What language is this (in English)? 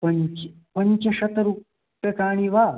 Sanskrit